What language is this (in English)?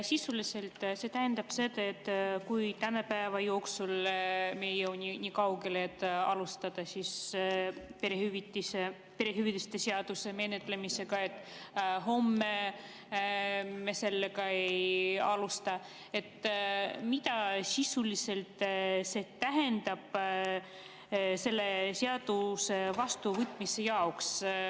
Estonian